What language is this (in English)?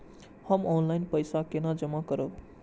Maithili